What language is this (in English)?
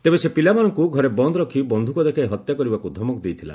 Odia